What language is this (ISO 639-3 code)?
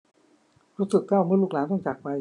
tha